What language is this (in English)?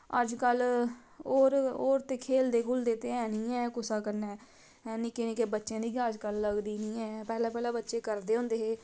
Dogri